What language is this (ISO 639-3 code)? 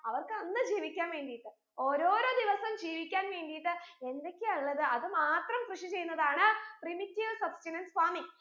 mal